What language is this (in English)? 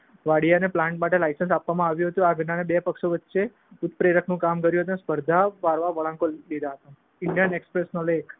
Gujarati